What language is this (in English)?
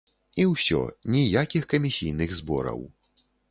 Belarusian